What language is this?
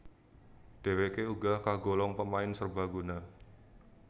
Javanese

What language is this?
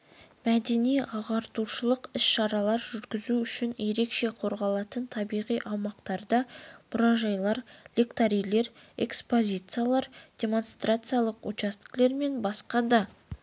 Kazakh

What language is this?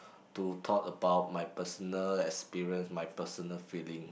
English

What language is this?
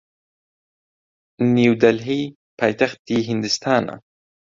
Central Kurdish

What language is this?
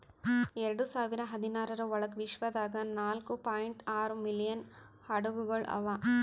Kannada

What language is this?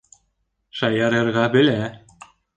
Bashkir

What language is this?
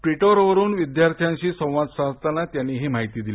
Marathi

